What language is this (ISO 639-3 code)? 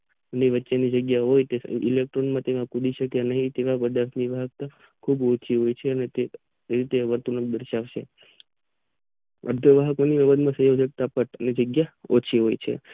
guj